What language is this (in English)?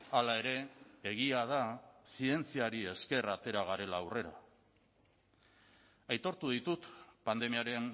Basque